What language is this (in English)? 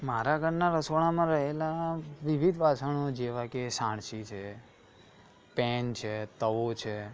Gujarati